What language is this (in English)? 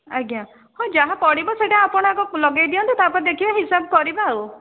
Odia